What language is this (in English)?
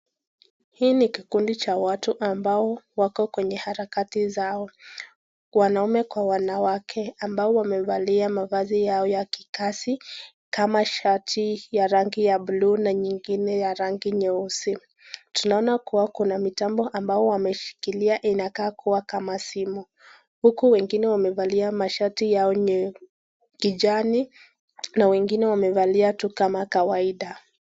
Swahili